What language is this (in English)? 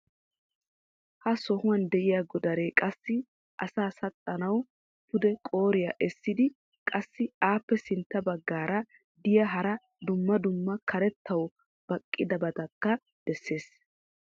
Wolaytta